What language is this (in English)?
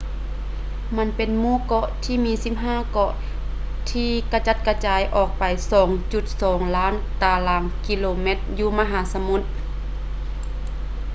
Lao